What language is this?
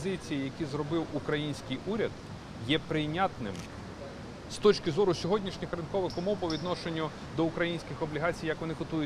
Ukrainian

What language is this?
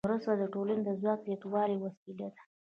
Pashto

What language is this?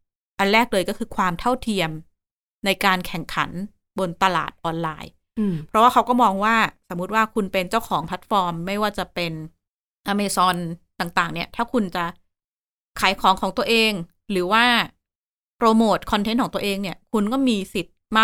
Thai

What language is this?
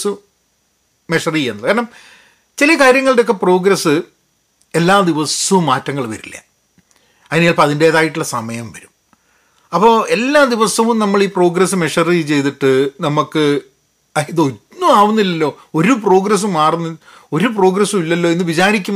Malayalam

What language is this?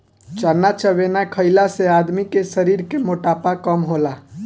Bhojpuri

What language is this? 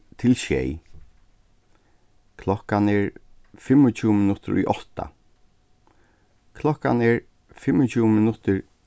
Faroese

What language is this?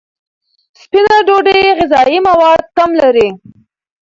Pashto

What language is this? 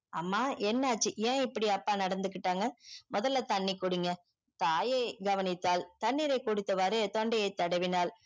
Tamil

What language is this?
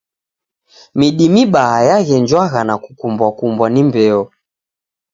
Taita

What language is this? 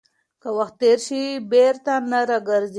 Pashto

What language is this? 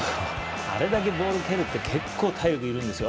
Japanese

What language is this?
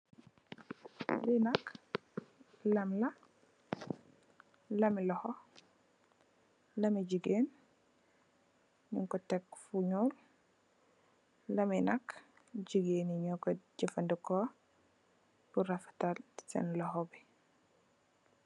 Wolof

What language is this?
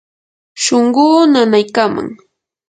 Yanahuanca Pasco Quechua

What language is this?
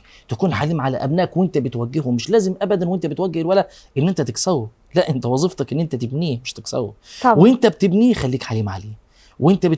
Arabic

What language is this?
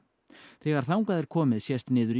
Icelandic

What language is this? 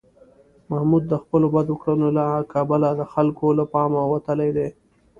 Pashto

